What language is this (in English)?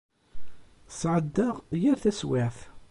Kabyle